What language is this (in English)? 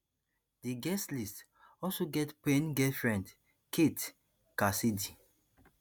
Nigerian Pidgin